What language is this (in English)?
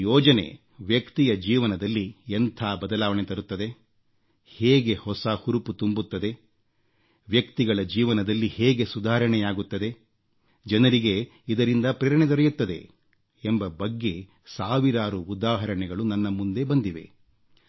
Kannada